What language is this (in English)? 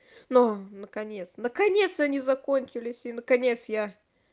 Russian